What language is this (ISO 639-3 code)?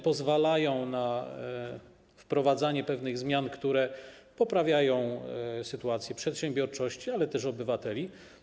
pol